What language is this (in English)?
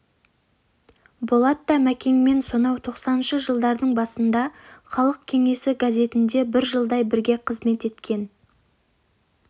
Kazakh